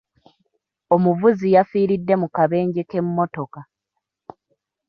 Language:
Ganda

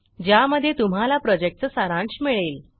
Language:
Marathi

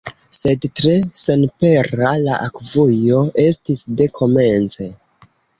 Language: Esperanto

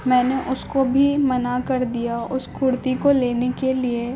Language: Urdu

